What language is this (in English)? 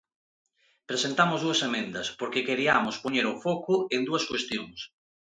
Galician